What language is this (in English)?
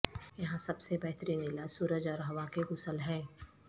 Urdu